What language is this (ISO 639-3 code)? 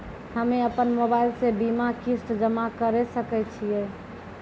mai